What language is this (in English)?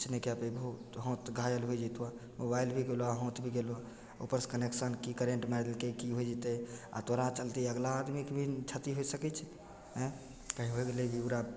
Maithili